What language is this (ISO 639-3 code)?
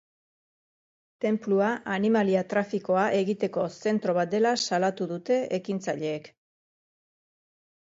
eus